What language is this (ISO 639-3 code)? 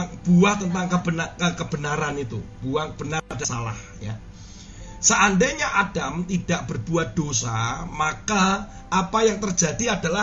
ind